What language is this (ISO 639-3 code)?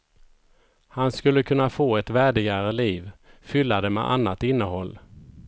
swe